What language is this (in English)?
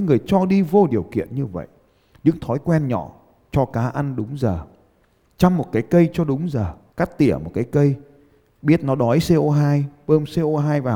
Vietnamese